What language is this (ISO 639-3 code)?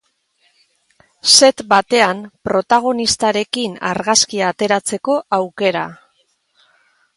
eus